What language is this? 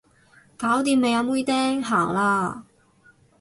Cantonese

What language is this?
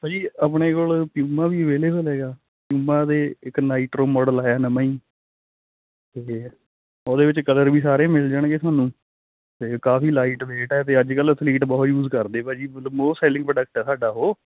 Punjabi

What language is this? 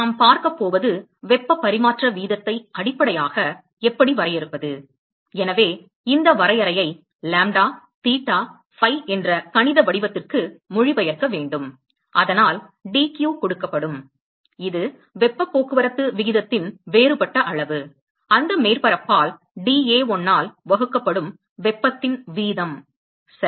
Tamil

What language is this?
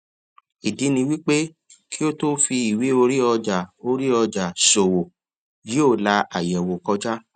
Yoruba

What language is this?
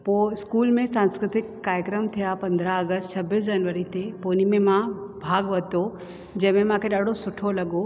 Sindhi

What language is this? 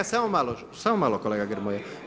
Croatian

